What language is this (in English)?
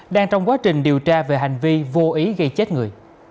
Vietnamese